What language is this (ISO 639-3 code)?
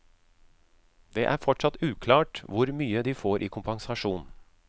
nor